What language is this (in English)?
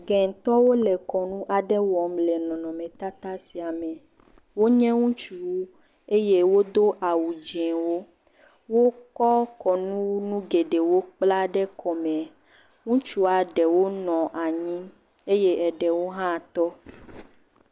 Ewe